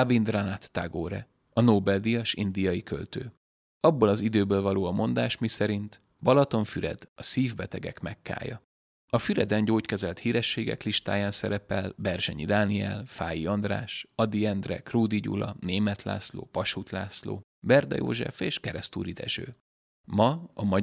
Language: Hungarian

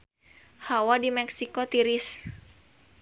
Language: Sundanese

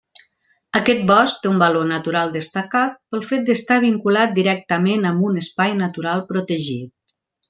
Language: Catalan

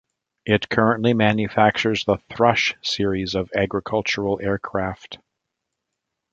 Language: English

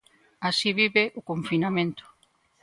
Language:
Galician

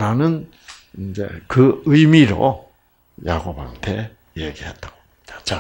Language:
Korean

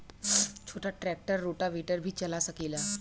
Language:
Bhojpuri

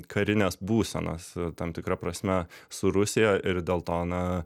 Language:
Lithuanian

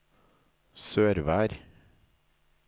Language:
Norwegian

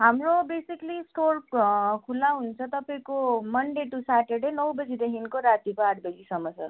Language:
Nepali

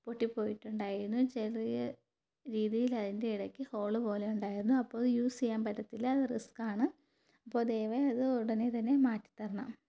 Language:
Malayalam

